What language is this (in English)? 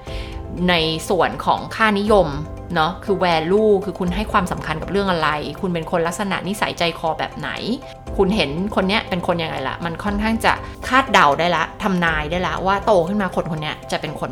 Thai